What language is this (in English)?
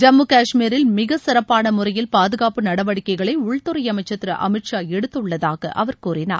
Tamil